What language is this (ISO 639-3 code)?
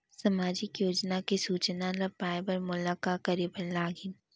hne